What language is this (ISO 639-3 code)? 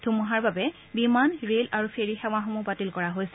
asm